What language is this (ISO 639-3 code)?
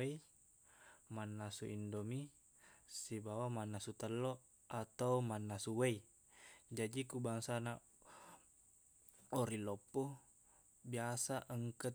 bug